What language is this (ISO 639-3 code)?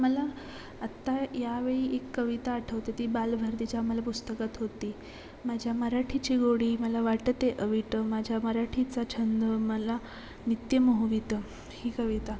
mar